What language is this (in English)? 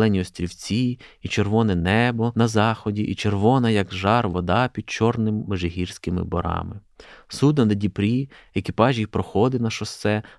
Ukrainian